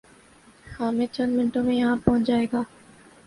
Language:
Urdu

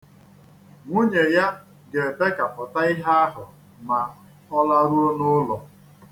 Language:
Igbo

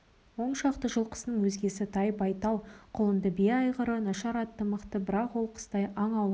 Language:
Kazakh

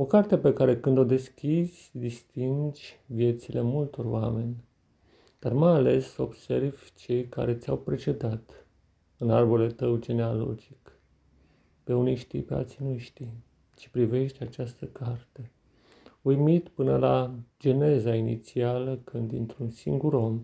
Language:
Romanian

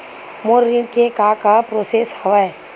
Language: Chhattisgarhi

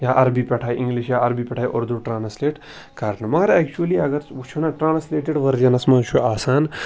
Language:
Kashmiri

